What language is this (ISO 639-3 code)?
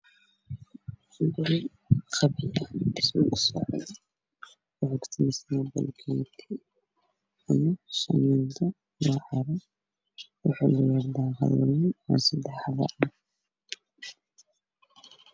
som